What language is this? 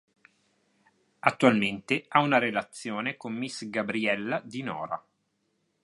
Italian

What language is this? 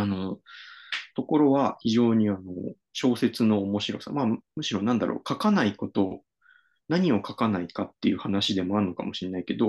Japanese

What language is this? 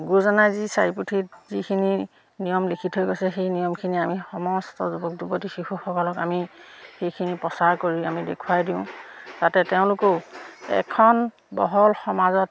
Assamese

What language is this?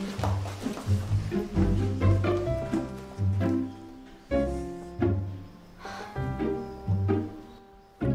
Korean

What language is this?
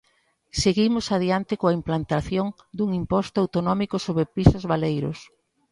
Galician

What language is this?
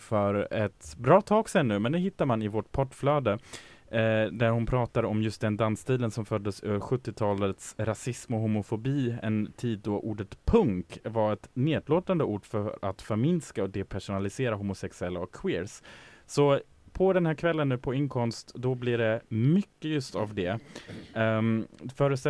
Swedish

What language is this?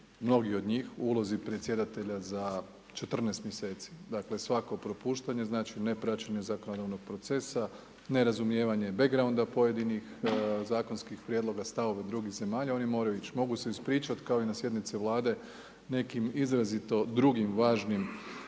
Croatian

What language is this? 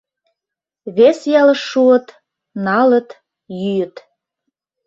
Mari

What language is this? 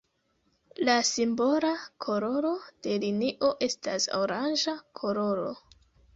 Esperanto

